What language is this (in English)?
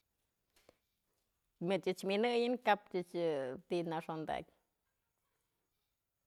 Mazatlán Mixe